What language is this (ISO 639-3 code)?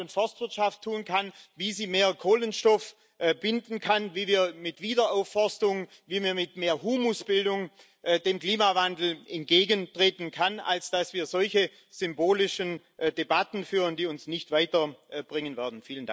deu